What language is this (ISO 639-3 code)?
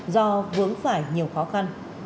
vie